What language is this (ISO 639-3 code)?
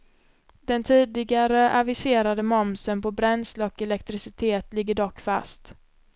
swe